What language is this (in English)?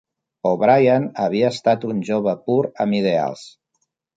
Catalan